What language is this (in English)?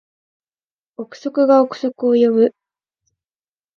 Japanese